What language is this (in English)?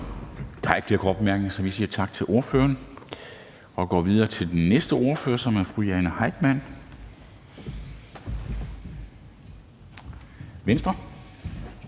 Danish